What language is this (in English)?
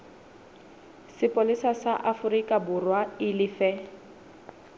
Southern Sotho